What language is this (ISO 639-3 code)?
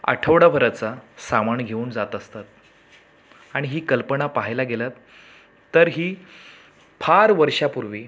mar